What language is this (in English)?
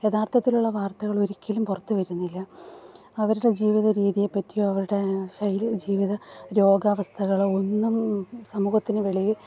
Malayalam